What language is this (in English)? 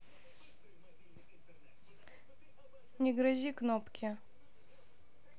Russian